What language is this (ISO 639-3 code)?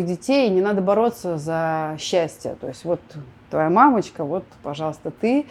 rus